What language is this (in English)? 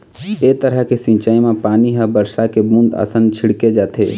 Chhattisgarhi